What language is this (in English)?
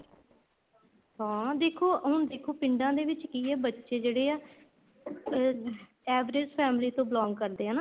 Punjabi